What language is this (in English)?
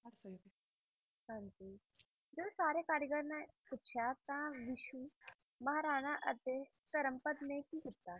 Punjabi